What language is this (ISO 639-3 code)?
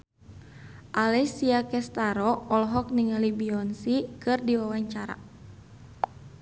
sun